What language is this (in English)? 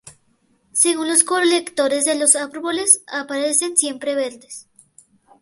Spanish